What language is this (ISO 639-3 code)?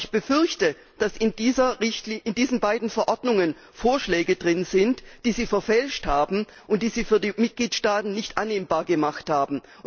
deu